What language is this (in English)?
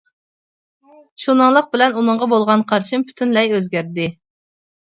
Uyghur